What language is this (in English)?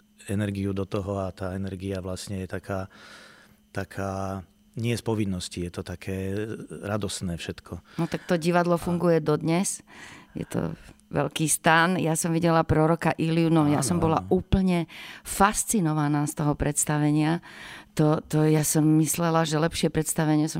Slovak